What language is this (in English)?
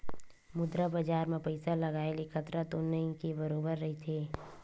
Chhattisgarhi